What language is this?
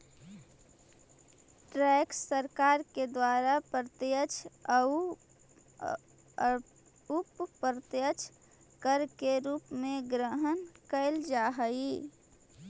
Magahi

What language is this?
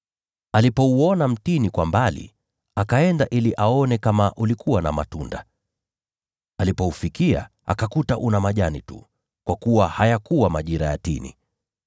Swahili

